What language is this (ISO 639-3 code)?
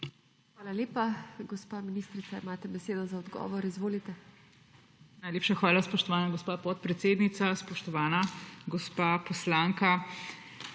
slv